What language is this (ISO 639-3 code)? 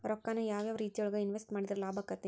kan